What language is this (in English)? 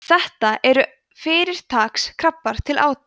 Icelandic